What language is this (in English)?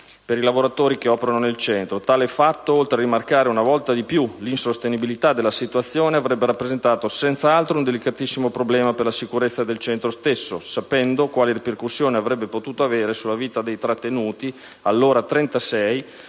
Italian